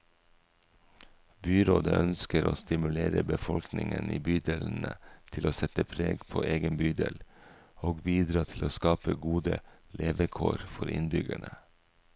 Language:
Norwegian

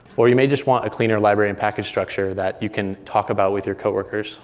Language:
English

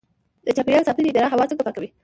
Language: Pashto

